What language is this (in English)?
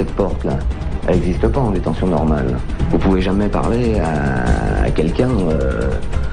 French